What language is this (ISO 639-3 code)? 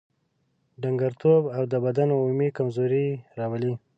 pus